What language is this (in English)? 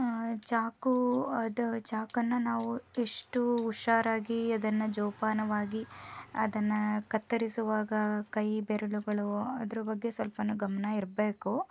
Kannada